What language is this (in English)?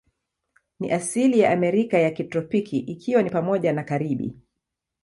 Swahili